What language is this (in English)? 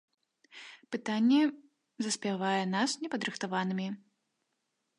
Belarusian